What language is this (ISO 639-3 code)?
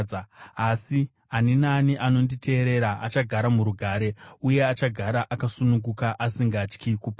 sna